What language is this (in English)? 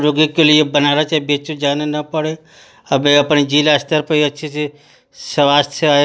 Hindi